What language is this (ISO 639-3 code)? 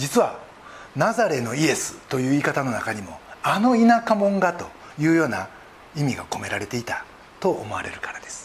jpn